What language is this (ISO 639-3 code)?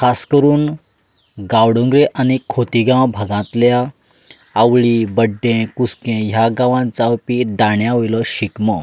kok